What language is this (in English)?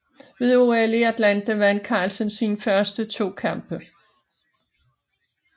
Danish